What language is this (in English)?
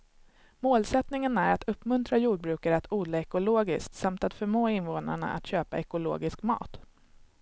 Swedish